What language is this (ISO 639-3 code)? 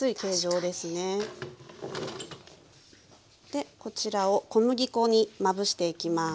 jpn